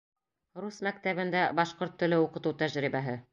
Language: Bashkir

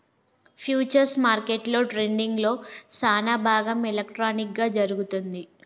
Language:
Telugu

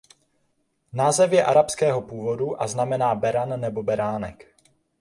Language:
Czech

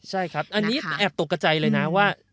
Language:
Thai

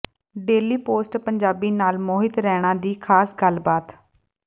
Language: Punjabi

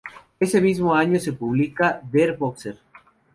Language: Spanish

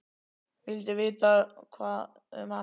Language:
Icelandic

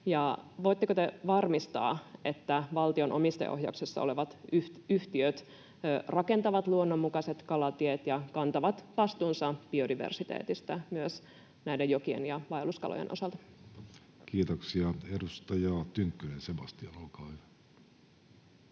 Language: Finnish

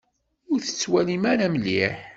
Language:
Kabyle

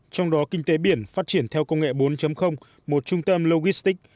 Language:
Vietnamese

